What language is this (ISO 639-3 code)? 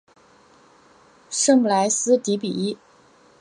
zho